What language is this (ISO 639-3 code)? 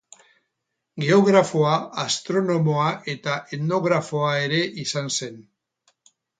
eus